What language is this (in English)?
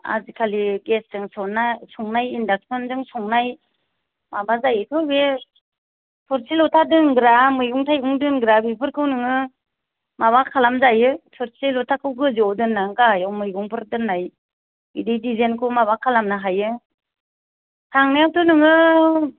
Bodo